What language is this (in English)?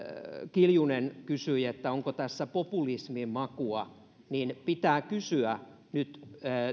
Finnish